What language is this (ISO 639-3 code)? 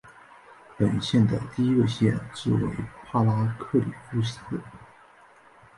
zho